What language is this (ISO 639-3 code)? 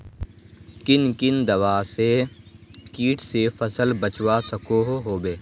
mag